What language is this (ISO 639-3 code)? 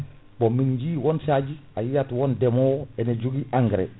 ful